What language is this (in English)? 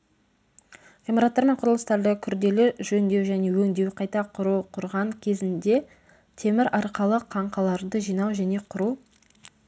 Kazakh